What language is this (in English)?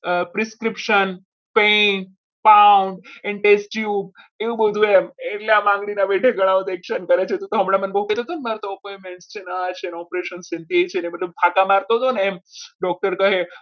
Gujarati